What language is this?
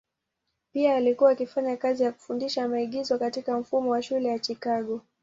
Swahili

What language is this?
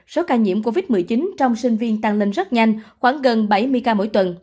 Vietnamese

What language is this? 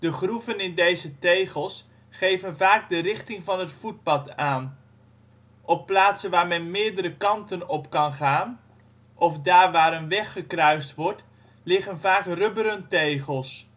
Dutch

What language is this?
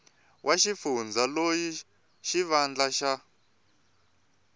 Tsonga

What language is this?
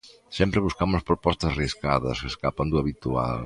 Galician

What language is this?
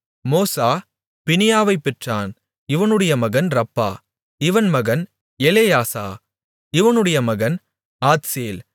Tamil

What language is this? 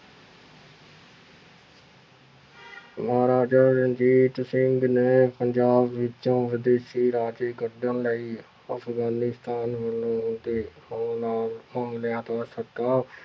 Punjabi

